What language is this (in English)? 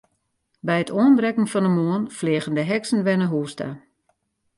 Western Frisian